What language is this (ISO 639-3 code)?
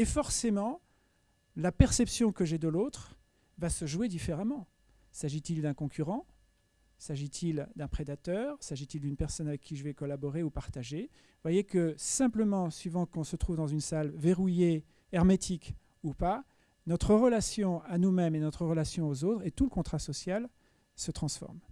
fra